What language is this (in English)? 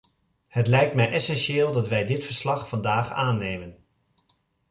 Dutch